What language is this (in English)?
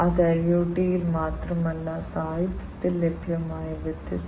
Malayalam